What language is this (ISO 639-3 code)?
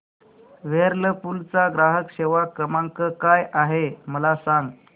mar